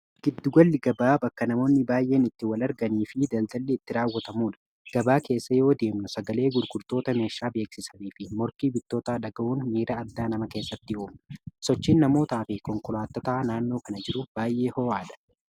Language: Oromo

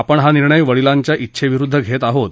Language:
Marathi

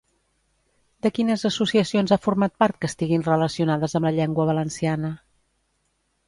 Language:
Catalan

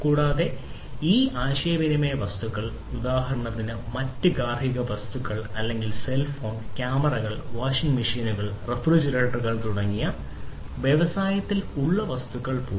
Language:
Malayalam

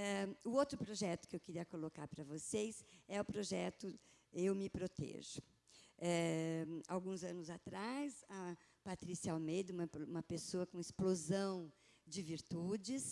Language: Portuguese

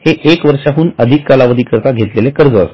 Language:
Marathi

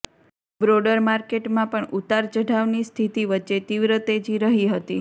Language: Gujarati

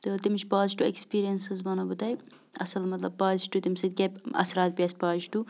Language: Kashmiri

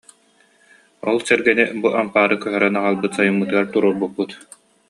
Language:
Yakut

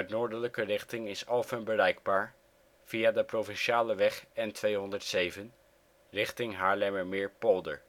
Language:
Dutch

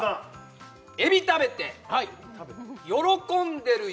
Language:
Japanese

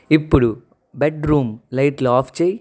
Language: Telugu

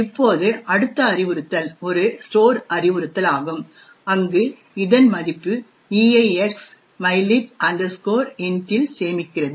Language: Tamil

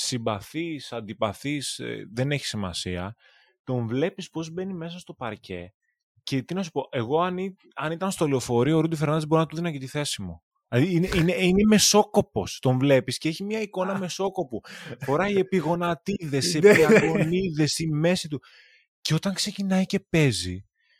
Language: Greek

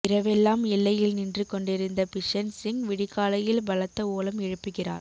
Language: Tamil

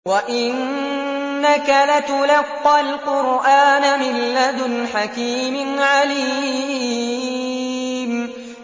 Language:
Arabic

